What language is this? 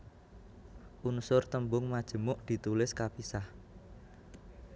Javanese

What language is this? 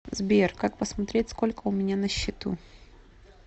Russian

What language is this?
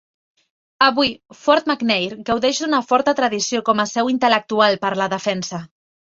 Catalan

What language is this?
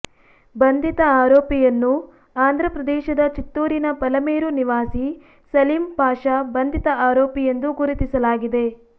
Kannada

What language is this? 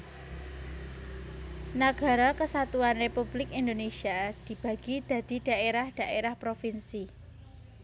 Javanese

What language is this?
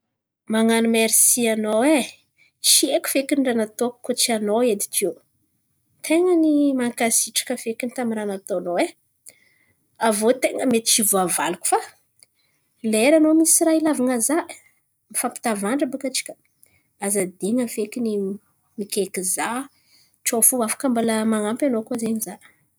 Antankarana Malagasy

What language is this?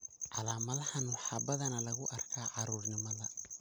Somali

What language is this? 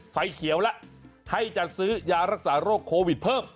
Thai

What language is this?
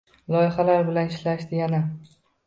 Uzbek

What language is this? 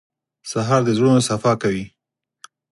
Pashto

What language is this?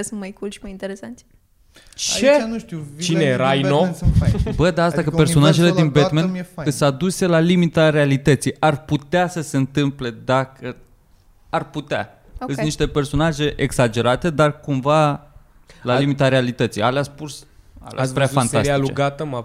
Romanian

